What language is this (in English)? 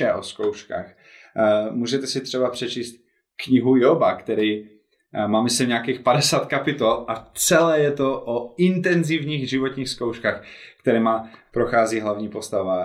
Czech